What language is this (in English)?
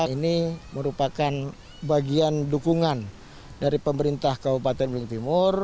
Indonesian